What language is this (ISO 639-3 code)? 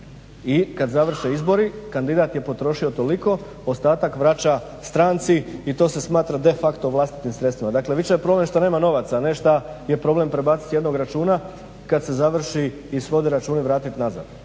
hrv